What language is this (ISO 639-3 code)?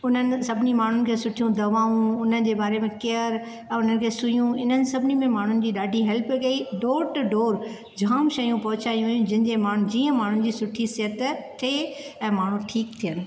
snd